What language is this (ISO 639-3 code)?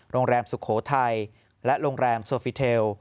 tha